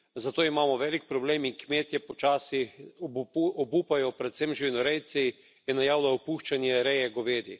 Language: Slovenian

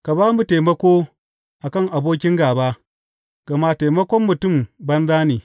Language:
Hausa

